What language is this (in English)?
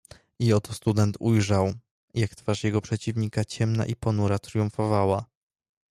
Polish